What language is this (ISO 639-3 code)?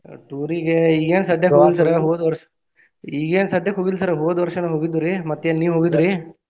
kan